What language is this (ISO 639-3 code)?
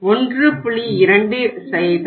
tam